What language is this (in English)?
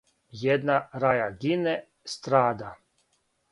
Serbian